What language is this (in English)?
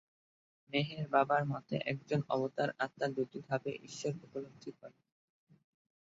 Bangla